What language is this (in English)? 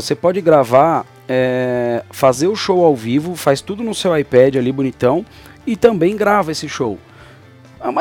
Portuguese